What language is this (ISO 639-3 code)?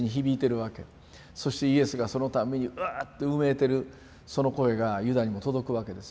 jpn